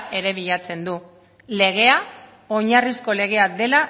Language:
Basque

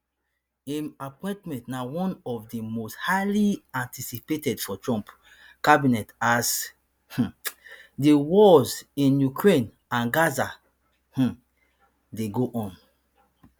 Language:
Nigerian Pidgin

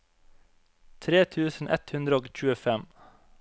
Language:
Norwegian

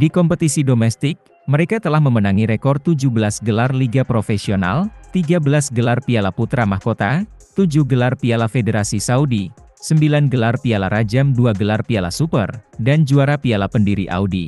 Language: Indonesian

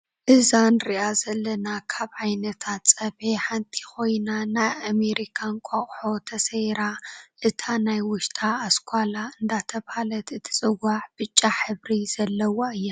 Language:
Tigrinya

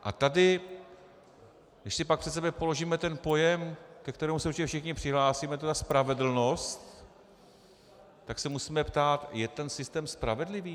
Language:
Czech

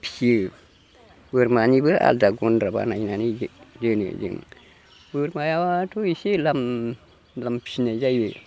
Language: Bodo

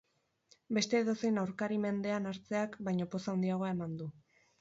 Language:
Basque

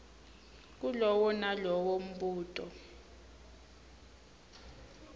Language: Swati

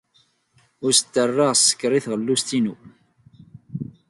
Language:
Kabyle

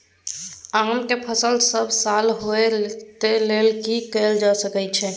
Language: Maithili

